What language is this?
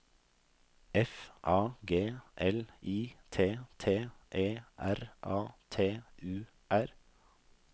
Norwegian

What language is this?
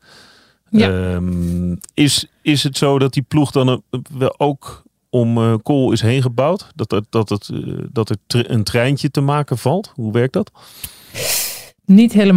Dutch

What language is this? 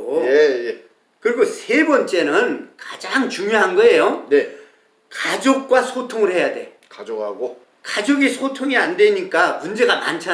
Korean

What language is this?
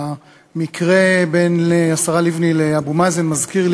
Hebrew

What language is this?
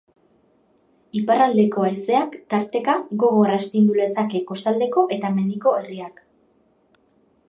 Basque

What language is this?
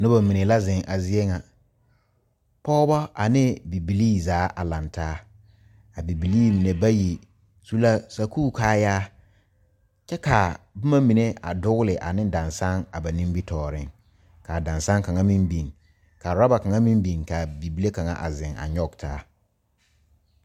Southern Dagaare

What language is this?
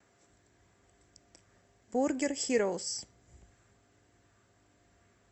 Russian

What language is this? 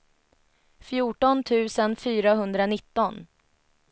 Swedish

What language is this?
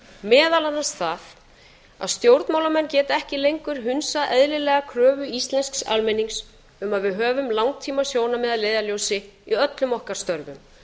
Icelandic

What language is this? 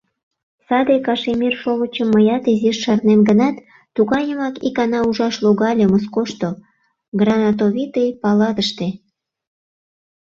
Mari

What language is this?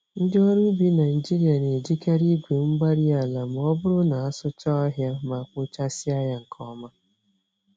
Igbo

